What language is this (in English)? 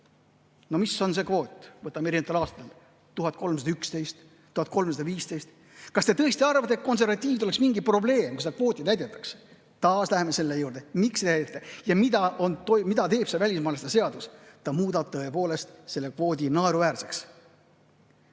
Estonian